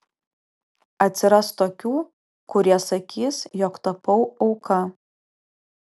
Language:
Lithuanian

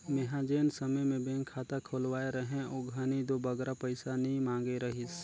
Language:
Chhattisgarhi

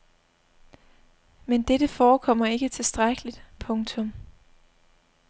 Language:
Danish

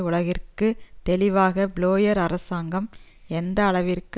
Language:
Tamil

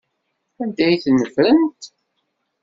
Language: Kabyle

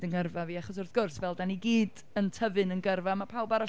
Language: Welsh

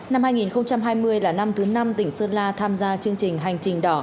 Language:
Vietnamese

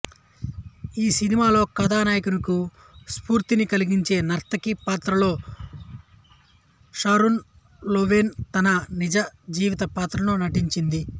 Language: Telugu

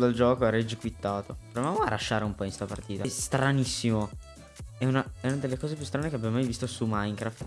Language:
Italian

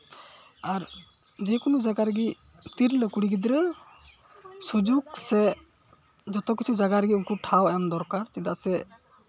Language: Santali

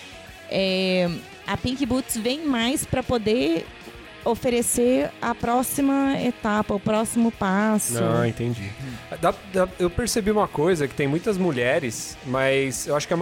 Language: Portuguese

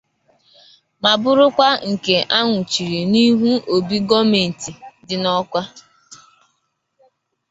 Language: Igbo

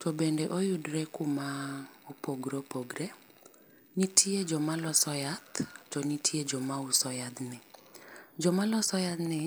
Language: Luo (Kenya and Tanzania)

